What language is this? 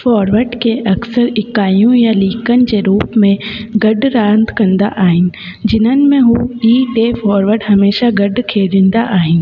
Sindhi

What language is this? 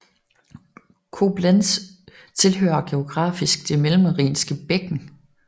Danish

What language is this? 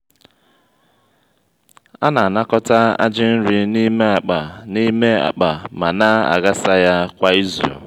Igbo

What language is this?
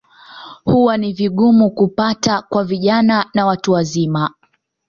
Swahili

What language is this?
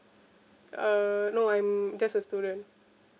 English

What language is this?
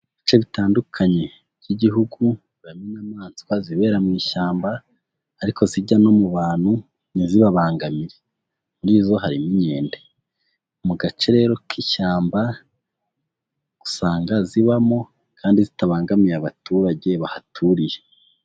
Kinyarwanda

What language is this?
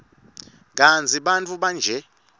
Swati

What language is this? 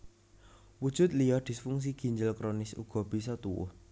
Javanese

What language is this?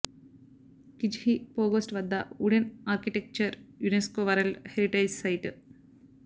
Telugu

